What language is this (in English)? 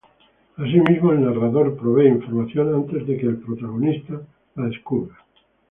Spanish